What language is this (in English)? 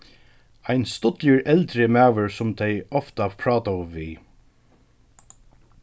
Faroese